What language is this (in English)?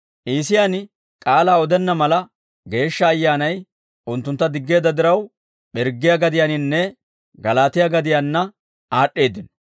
Dawro